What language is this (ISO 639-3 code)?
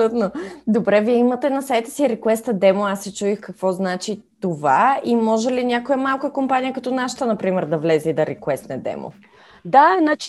bul